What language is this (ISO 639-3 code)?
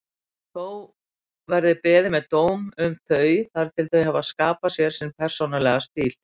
isl